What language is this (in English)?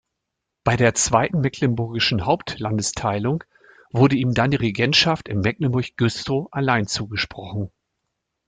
German